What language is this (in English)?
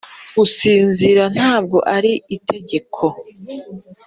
Kinyarwanda